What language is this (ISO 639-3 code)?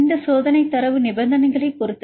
tam